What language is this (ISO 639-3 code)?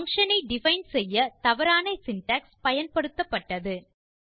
tam